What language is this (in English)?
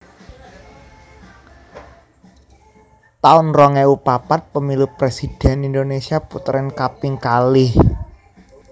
Javanese